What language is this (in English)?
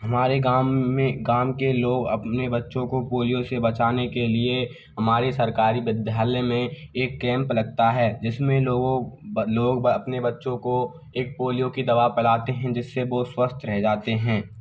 Hindi